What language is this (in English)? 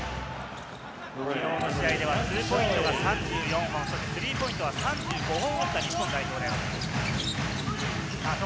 Japanese